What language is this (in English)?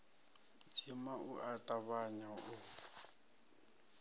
Venda